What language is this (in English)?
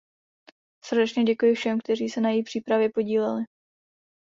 Czech